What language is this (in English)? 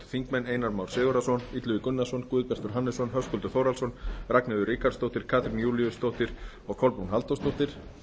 Icelandic